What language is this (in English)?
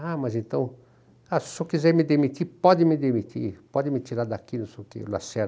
Portuguese